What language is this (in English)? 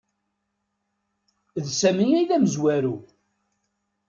Kabyle